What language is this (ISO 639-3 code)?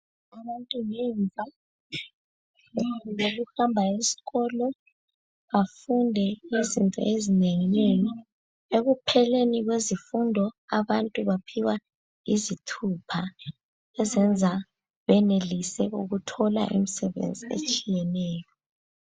nde